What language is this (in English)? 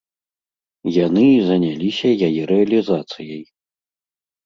Belarusian